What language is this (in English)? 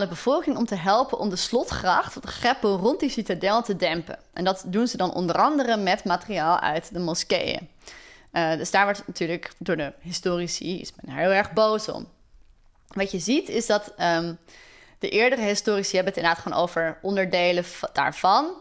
Dutch